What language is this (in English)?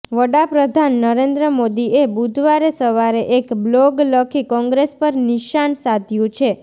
Gujarati